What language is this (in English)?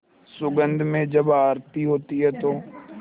Hindi